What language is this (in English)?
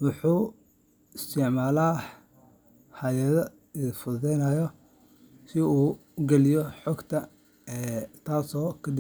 Somali